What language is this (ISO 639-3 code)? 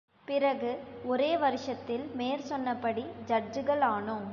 tam